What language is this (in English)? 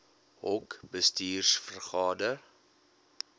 Afrikaans